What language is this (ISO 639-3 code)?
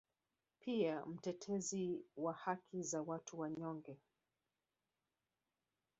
swa